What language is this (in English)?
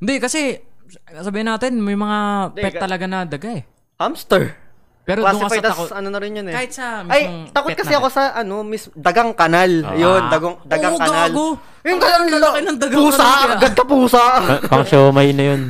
Filipino